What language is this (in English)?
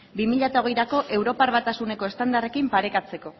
Basque